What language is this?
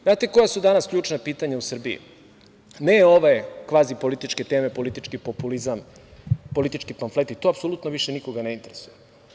Serbian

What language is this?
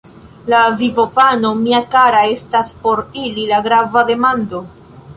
Esperanto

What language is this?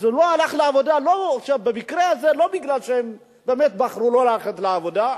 Hebrew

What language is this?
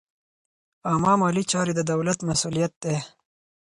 Pashto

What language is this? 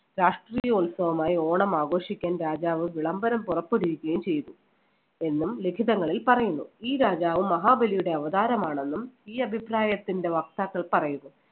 Malayalam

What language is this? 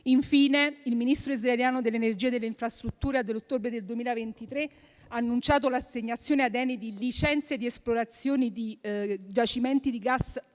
Italian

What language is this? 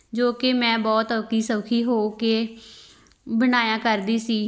Punjabi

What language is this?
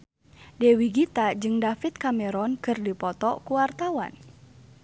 Sundanese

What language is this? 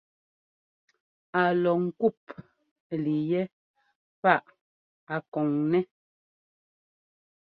Ngomba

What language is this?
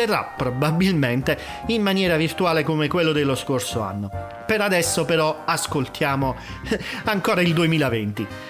Italian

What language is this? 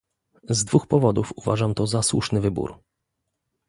Polish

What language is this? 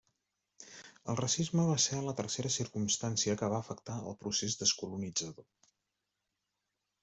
Catalan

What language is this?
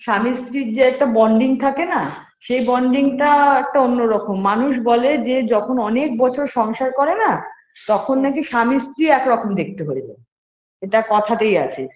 Bangla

